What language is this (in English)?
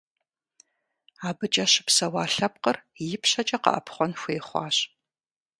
Kabardian